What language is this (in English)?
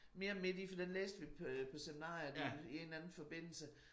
Danish